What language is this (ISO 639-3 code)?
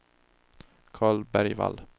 swe